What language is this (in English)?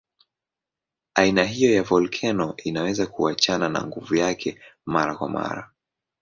Swahili